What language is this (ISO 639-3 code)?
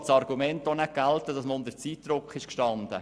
gsw